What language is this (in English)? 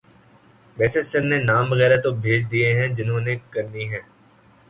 Urdu